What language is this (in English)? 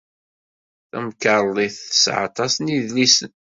Kabyle